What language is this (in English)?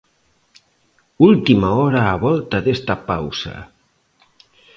Galician